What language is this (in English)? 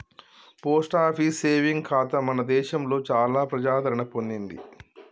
Telugu